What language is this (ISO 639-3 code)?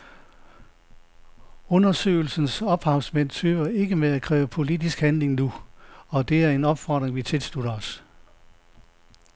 dan